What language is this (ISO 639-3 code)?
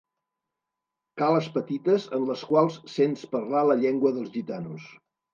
cat